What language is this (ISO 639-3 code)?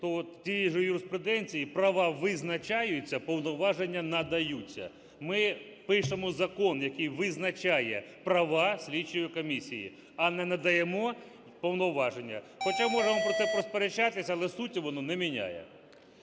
ukr